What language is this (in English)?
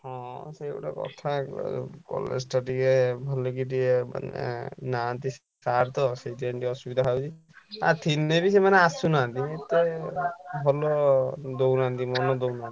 Odia